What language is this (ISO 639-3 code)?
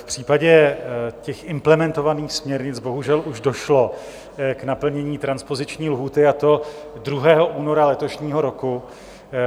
ces